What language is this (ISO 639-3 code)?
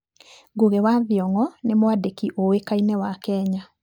kik